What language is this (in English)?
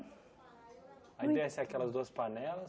Portuguese